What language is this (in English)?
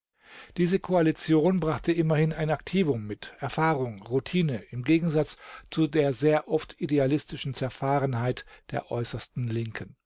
German